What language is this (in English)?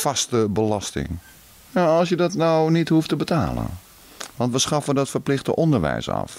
Dutch